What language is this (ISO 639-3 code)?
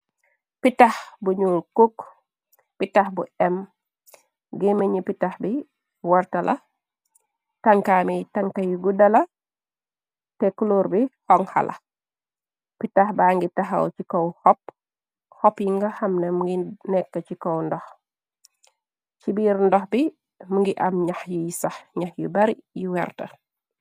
wol